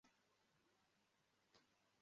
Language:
Kinyarwanda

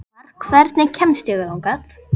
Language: Icelandic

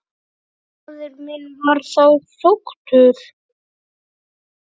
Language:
Icelandic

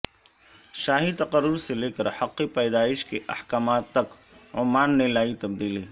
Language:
Urdu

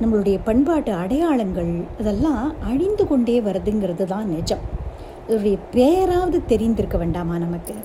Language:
Tamil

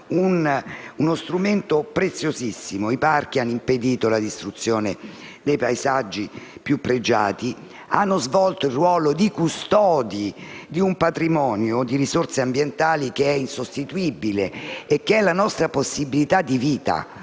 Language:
Italian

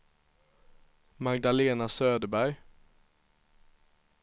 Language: Swedish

